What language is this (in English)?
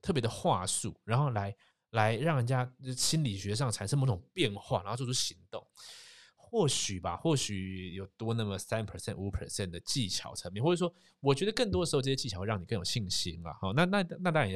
Chinese